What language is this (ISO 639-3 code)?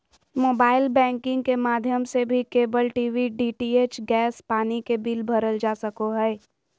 mag